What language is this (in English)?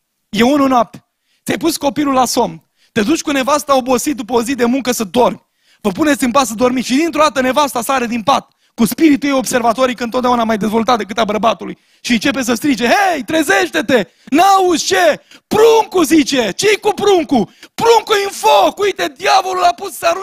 Romanian